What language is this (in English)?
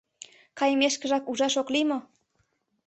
Mari